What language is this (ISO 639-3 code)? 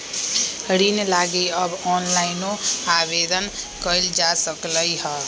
mag